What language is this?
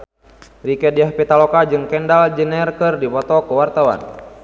Sundanese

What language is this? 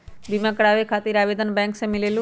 Magahi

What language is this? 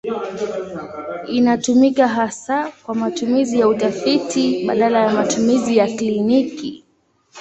Swahili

